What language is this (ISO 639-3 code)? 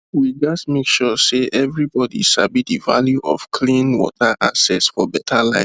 pcm